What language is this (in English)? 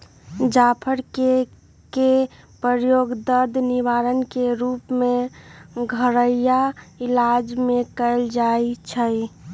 Magahi